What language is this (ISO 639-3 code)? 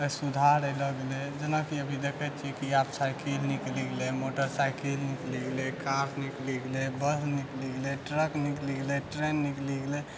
mai